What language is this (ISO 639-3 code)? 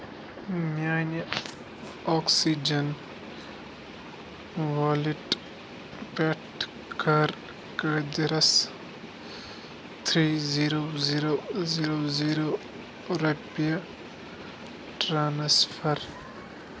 kas